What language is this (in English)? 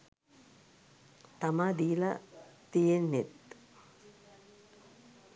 Sinhala